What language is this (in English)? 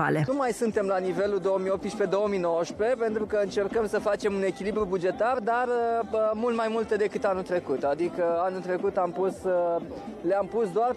Romanian